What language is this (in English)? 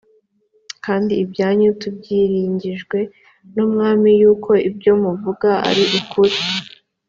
Kinyarwanda